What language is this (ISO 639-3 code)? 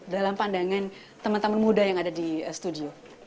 ind